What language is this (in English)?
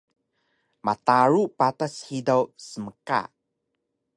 Taroko